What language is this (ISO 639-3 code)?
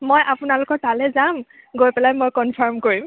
asm